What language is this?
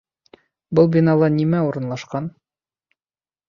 Bashkir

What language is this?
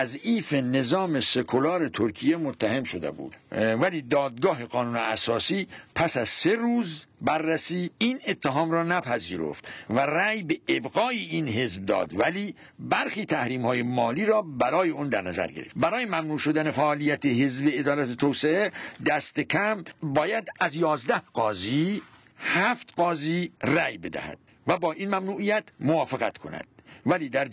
Persian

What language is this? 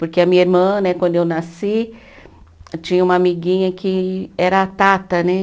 Portuguese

